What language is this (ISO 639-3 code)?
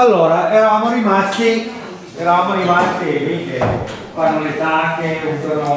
ita